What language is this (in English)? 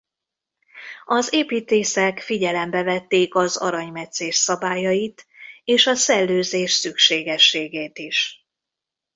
Hungarian